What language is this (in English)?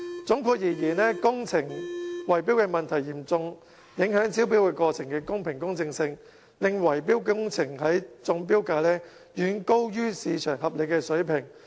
Cantonese